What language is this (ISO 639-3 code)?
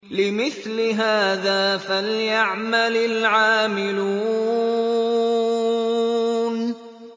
ara